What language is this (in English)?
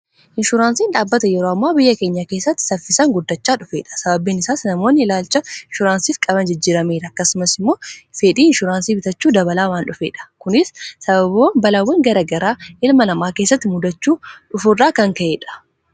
Oromo